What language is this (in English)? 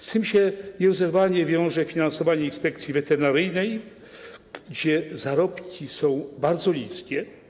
Polish